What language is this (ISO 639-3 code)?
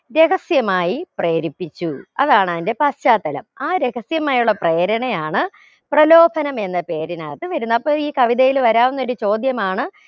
mal